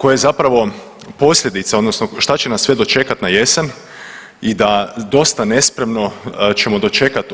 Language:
Croatian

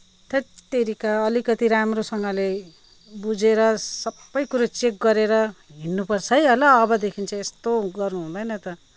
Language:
Nepali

